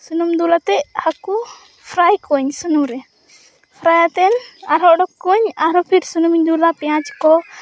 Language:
Santali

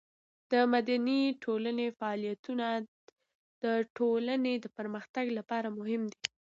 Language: Pashto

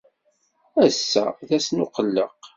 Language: Kabyle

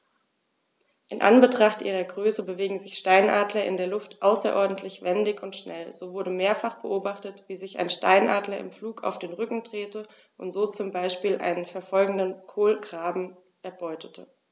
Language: German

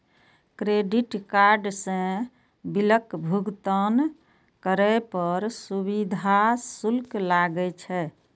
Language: Maithili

